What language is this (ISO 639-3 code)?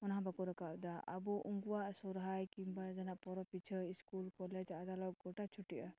sat